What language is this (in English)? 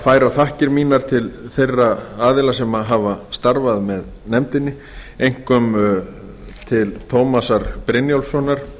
Icelandic